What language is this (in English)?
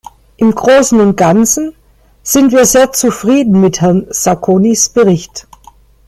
German